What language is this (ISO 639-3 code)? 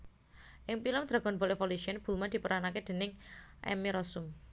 jav